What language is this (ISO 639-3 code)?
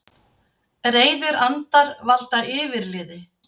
isl